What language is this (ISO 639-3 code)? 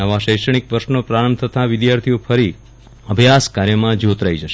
guj